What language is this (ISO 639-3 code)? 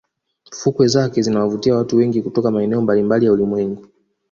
swa